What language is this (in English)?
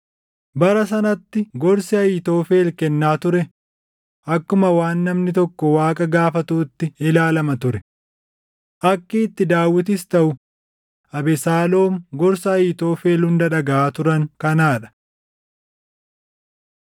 Oromo